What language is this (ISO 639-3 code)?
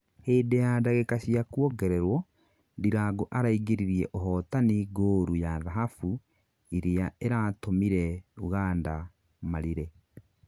kik